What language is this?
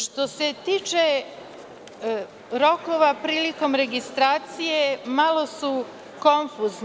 Serbian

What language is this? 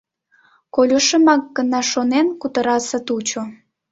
Mari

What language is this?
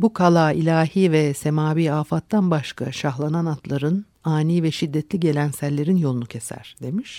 Turkish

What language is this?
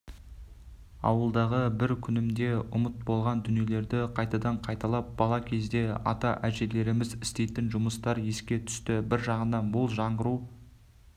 Kazakh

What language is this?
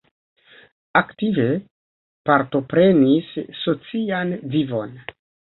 Esperanto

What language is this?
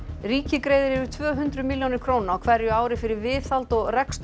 Icelandic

